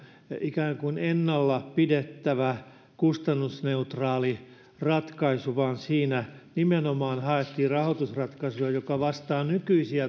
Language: Finnish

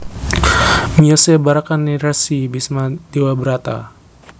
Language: Javanese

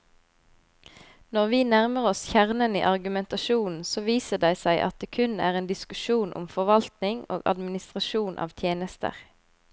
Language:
Norwegian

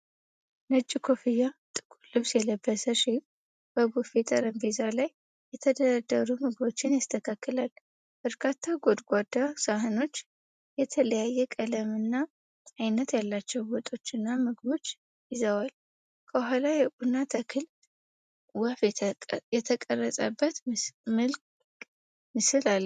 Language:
Amharic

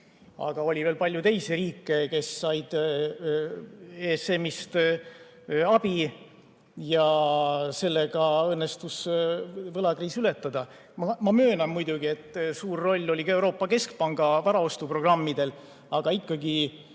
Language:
Estonian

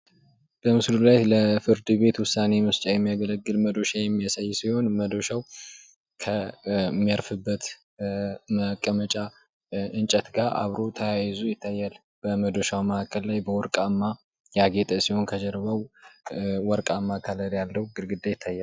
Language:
Amharic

